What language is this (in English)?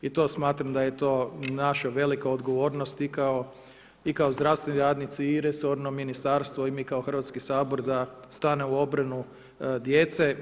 Croatian